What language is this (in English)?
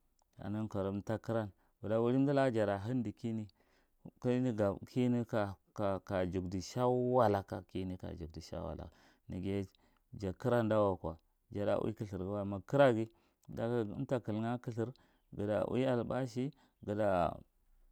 Marghi Central